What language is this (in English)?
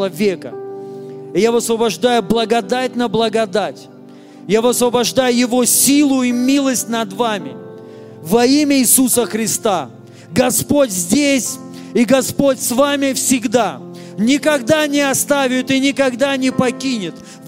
Russian